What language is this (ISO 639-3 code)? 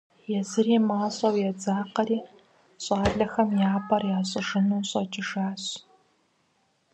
kbd